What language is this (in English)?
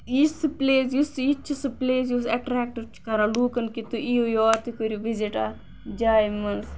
Kashmiri